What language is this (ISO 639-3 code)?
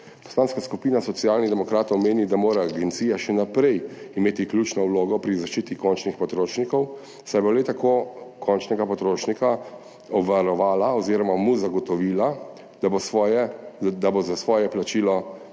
slv